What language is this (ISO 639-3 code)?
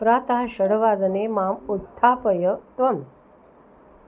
san